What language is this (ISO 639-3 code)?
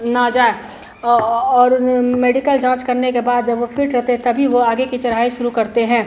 hin